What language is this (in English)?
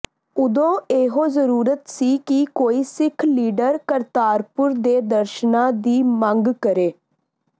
Punjabi